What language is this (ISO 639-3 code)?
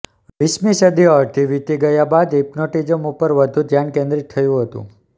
guj